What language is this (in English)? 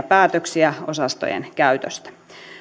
Finnish